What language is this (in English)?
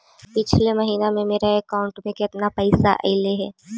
Magahi